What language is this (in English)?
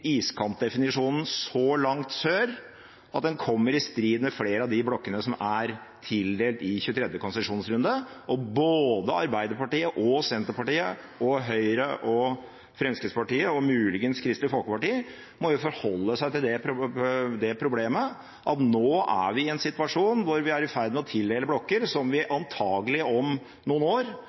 Norwegian Bokmål